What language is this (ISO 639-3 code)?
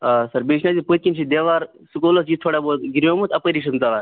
kas